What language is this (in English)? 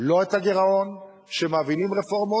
Hebrew